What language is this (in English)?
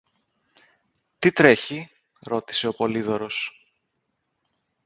Greek